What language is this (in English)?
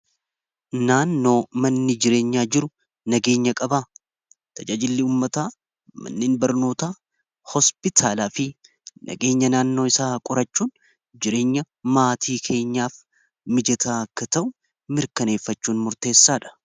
Oromo